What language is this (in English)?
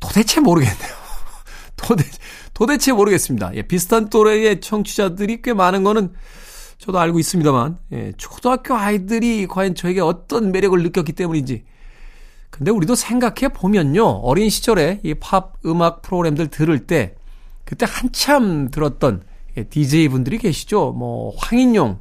Korean